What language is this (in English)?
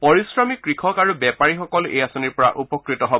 Assamese